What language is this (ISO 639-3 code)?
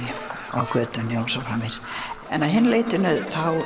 isl